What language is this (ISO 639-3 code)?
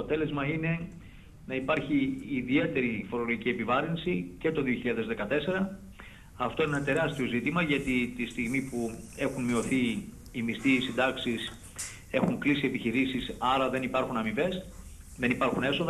ell